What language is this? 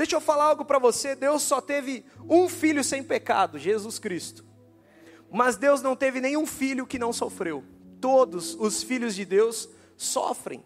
Portuguese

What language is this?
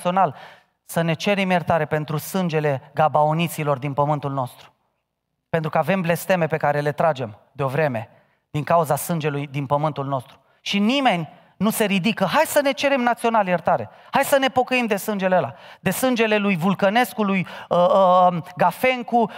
Romanian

